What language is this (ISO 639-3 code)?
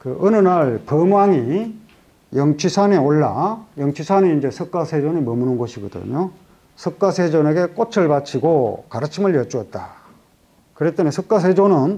kor